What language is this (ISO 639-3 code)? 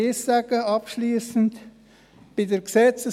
gsw